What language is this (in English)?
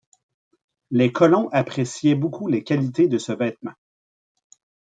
French